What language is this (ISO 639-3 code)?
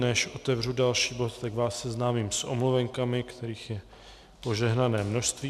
ces